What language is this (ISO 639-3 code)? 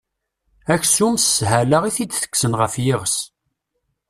kab